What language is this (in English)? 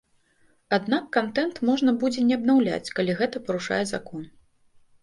Belarusian